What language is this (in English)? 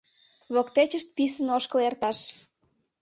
Mari